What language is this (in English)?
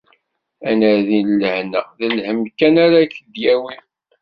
Kabyle